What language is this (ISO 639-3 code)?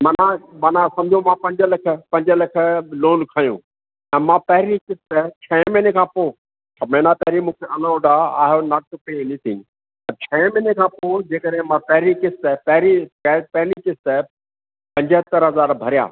snd